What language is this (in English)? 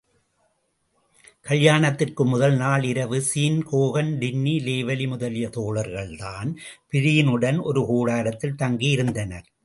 Tamil